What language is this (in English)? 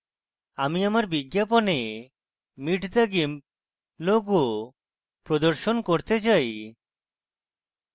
Bangla